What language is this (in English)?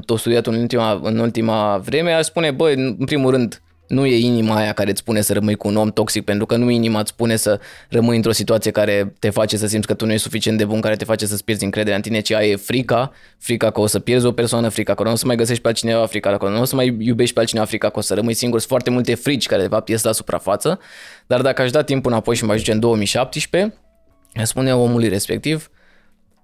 Romanian